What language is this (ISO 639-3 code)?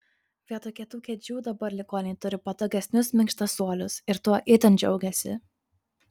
lit